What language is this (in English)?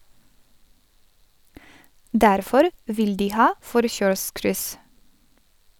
Norwegian